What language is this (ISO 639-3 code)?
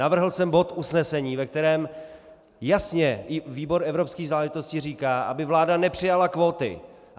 ces